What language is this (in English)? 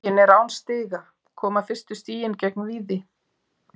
Icelandic